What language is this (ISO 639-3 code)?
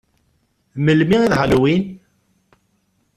kab